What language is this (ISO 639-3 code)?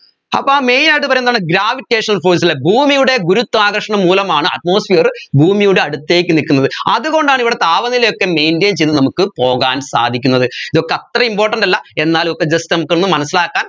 mal